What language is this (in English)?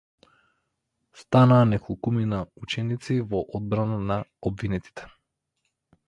Macedonian